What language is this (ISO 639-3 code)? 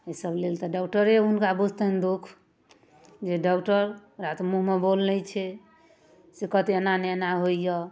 mai